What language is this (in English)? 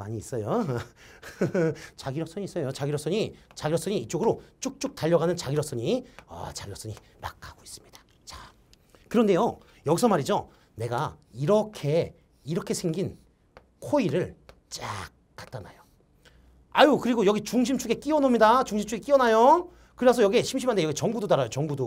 Korean